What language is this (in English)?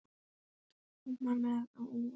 Icelandic